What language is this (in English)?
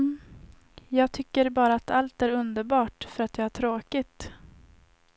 Swedish